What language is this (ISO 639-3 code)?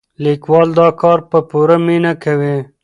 pus